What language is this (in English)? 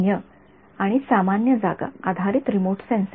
Marathi